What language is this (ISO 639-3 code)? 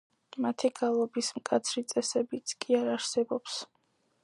kat